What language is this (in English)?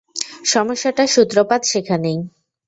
Bangla